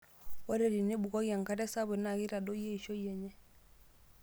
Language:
Masai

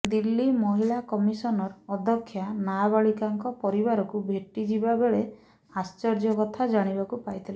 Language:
Odia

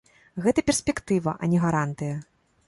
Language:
Belarusian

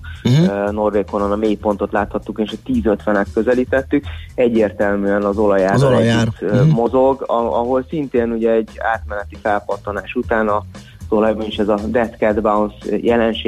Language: Hungarian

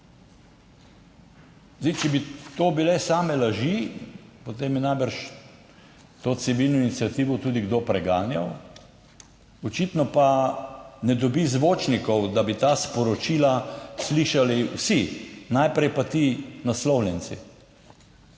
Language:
Slovenian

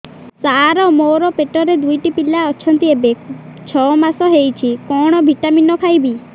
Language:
Odia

